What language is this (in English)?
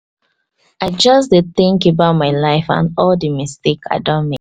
Nigerian Pidgin